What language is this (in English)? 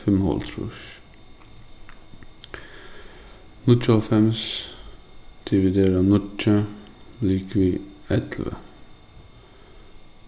Faroese